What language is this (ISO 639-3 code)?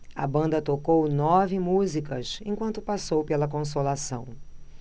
por